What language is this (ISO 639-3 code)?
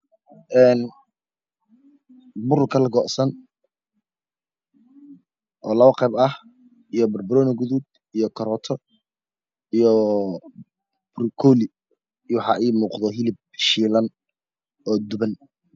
som